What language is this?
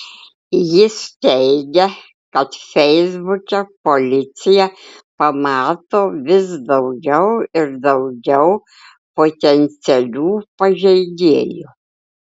Lithuanian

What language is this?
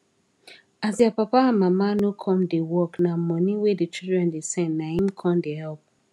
Nigerian Pidgin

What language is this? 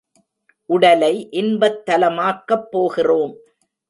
Tamil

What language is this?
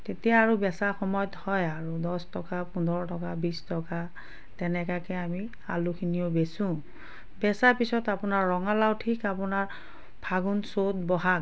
Assamese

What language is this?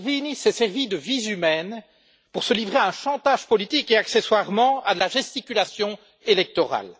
French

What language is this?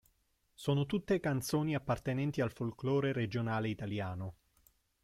Italian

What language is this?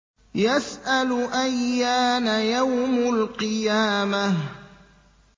Arabic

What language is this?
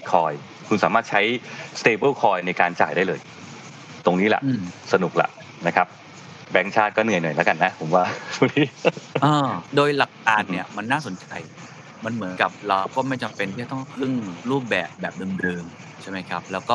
Thai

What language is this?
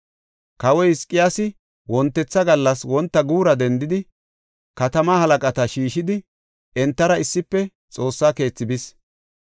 Gofa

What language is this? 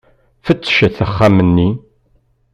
Kabyle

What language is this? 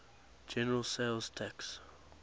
English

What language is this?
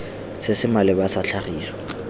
Tswana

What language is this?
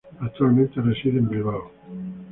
Spanish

